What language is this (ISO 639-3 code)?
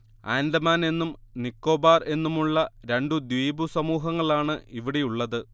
mal